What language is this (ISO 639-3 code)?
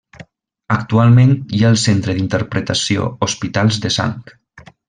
cat